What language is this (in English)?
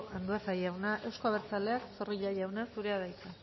Basque